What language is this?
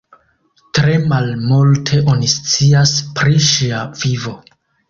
Esperanto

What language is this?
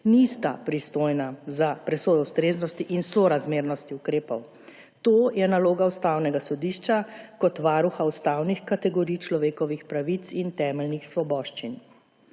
Slovenian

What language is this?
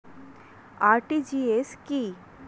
Bangla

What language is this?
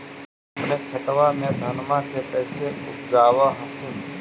Magahi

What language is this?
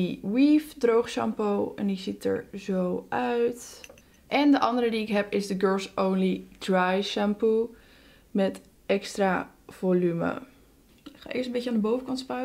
Dutch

